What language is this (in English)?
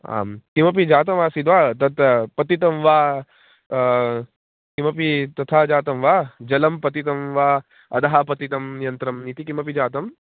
Sanskrit